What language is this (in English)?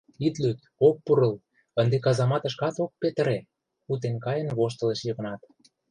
Mari